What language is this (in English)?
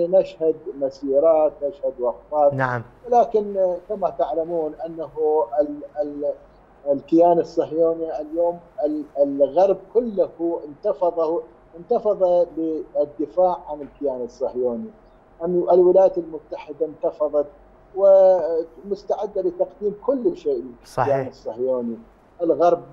Arabic